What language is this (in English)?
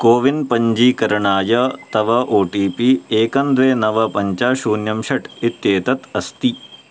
Sanskrit